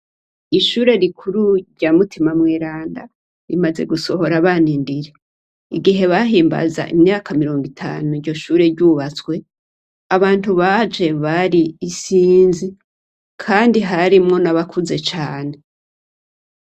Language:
Rundi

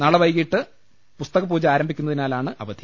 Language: Malayalam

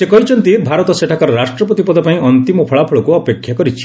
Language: Odia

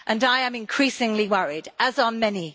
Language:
English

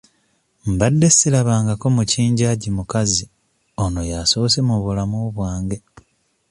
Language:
Ganda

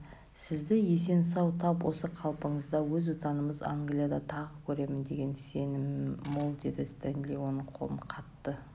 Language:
Kazakh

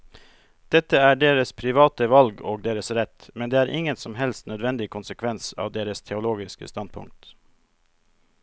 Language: Norwegian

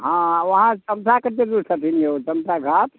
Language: Maithili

